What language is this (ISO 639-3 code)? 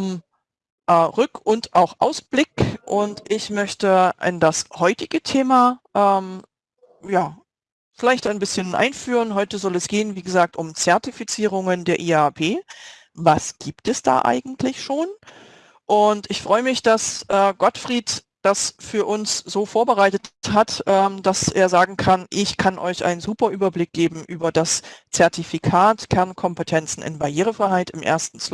deu